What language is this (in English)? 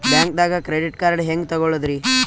Kannada